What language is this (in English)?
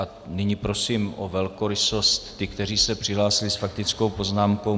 Czech